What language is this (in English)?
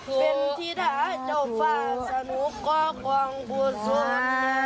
Thai